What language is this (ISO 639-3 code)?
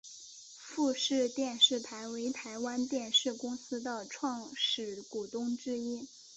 zho